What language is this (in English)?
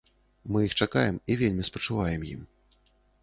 Belarusian